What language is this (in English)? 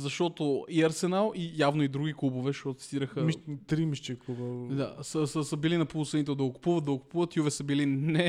Bulgarian